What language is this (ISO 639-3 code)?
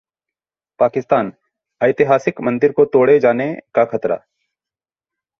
hin